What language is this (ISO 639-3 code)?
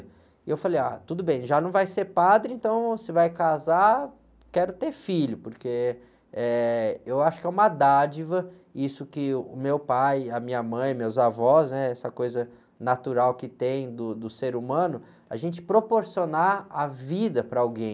por